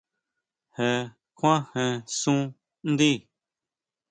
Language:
Huautla Mazatec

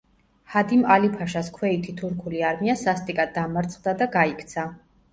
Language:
Georgian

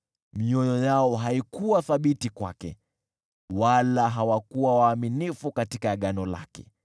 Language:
Swahili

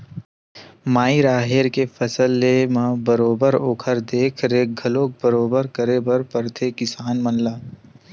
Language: Chhattisgarhi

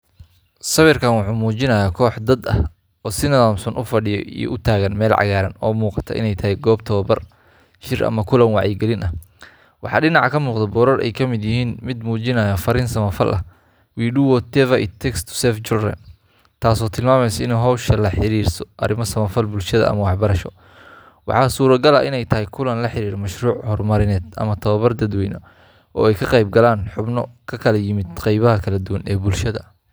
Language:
Somali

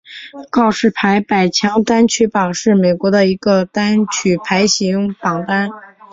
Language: Chinese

